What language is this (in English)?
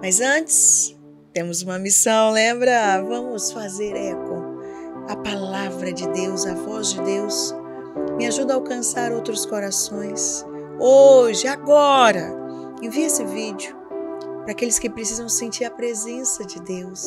Portuguese